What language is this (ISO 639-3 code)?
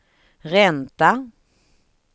swe